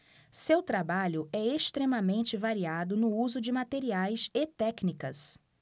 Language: Portuguese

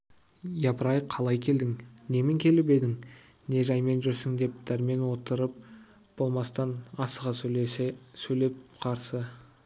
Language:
Kazakh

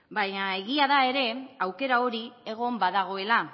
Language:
Basque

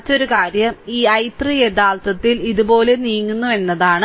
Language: Malayalam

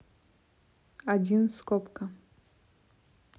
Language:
Russian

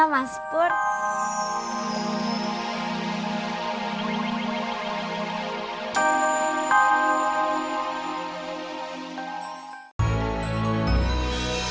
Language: Indonesian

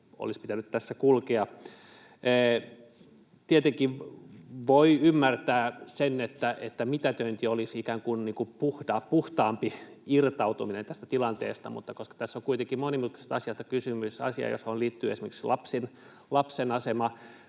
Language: Finnish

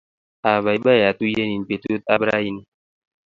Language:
Kalenjin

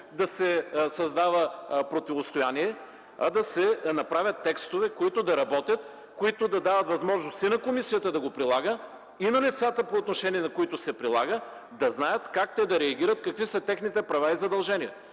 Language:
Bulgarian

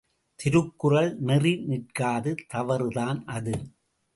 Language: Tamil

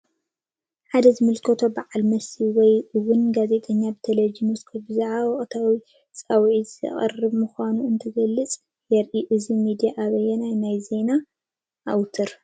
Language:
Tigrinya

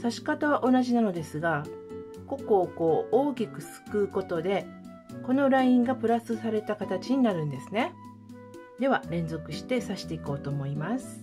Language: Japanese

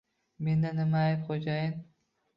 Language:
Uzbek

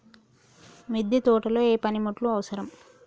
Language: Telugu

